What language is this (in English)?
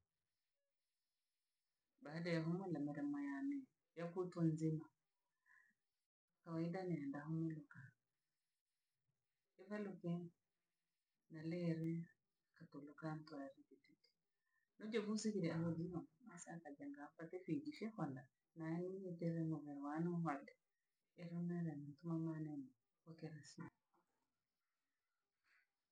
Langi